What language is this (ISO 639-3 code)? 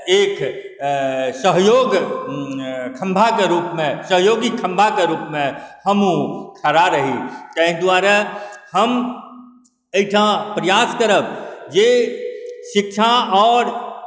mai